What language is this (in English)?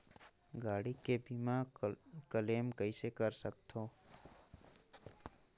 Chhattisgarhi